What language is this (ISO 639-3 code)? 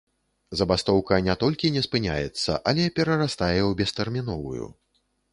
bel